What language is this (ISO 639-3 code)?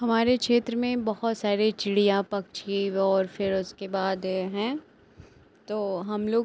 hin